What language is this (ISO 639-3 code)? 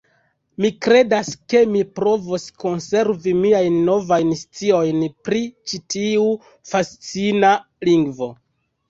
epo